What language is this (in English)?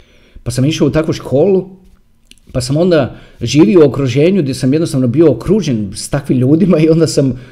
Croatian